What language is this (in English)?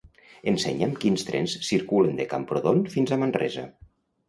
Catalan